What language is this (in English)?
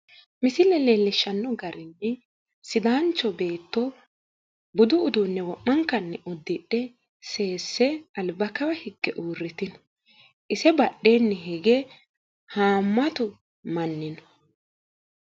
Sidamo